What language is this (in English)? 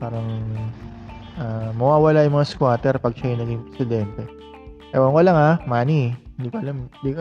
Filipino